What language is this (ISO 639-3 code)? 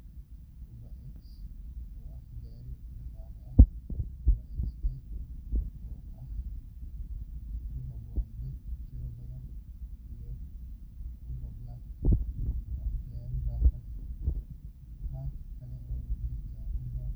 som